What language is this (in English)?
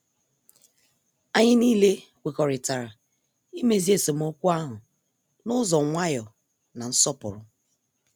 Igbo